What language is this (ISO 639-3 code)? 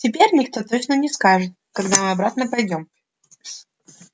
rus